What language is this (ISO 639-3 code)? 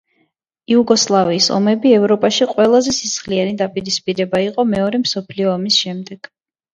kat